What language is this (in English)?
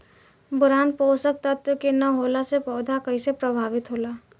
Bhojpuri